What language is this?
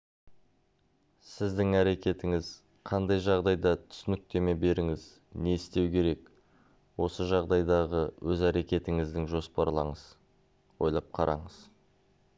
Kazakh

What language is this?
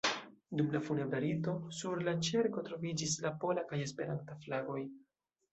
Esperanto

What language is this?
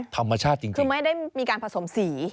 Thai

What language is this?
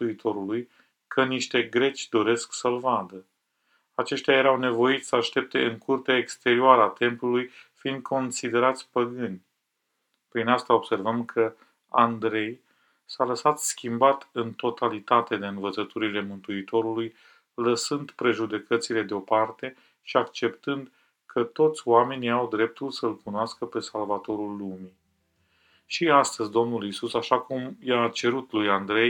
Romanian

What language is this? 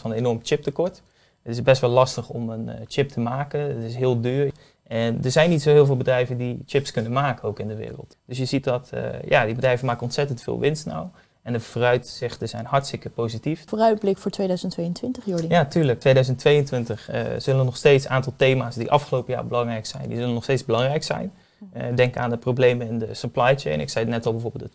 Dutch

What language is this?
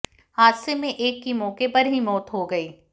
Hindi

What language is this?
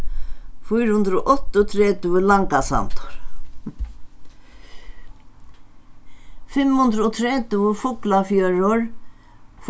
Faroese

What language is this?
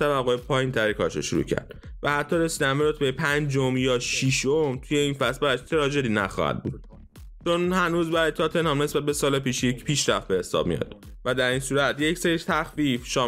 Persian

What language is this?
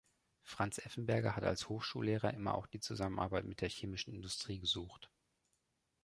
German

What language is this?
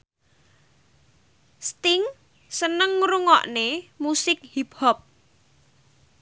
Javanese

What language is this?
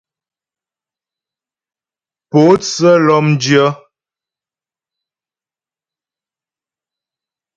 Ghomala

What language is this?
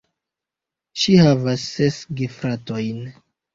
Esperanto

